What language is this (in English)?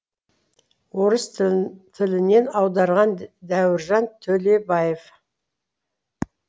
Kazakh